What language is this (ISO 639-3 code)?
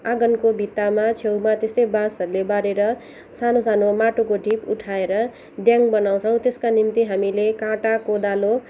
nep